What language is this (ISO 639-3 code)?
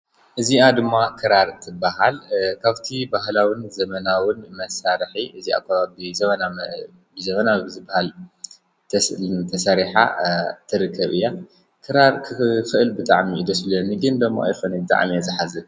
tir